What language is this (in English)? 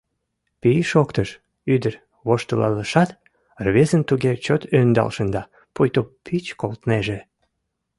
Mari